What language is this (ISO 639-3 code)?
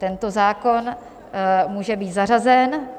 ces